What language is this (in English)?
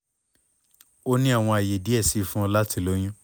Yoruba